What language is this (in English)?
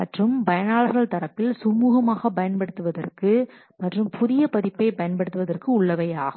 Tamil